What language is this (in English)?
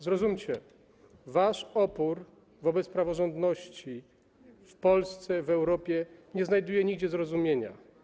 Polish